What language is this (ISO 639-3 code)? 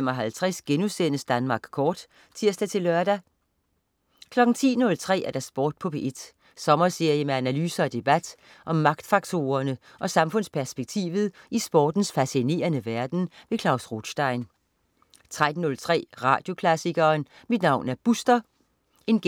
dan